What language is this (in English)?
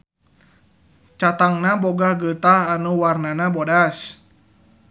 Sundanese